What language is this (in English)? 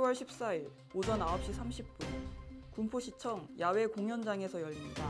Korean